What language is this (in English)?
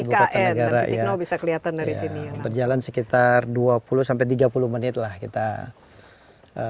Indonesian